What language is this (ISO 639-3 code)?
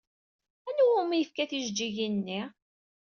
kab